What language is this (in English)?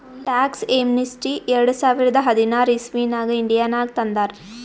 Kannada